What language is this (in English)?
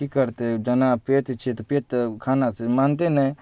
Maithili